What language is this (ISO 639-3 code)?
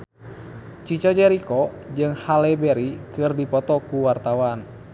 sun